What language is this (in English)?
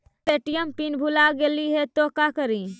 Magahi